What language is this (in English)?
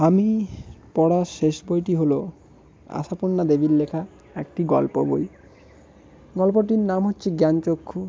Bangla